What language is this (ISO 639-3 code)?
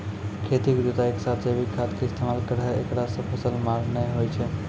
mai